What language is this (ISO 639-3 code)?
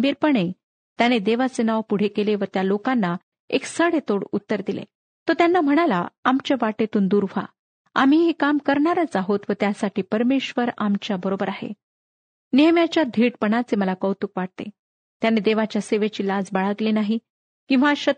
mar